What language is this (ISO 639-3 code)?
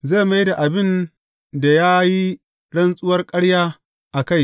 hau